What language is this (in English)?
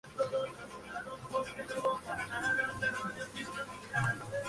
Spanish